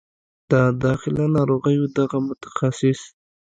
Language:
Pashto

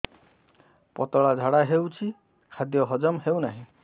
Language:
Odia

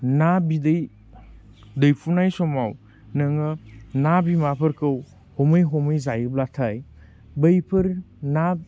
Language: Bodo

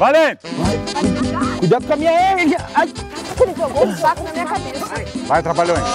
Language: Portuguese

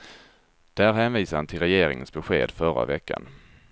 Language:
Swedish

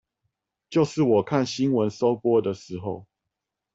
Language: Chinese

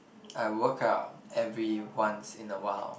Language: English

